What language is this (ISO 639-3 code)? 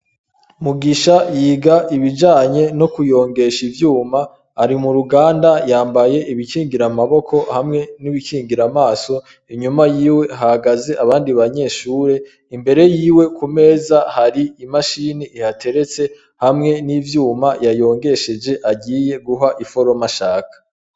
run